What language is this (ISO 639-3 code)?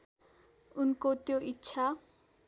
nep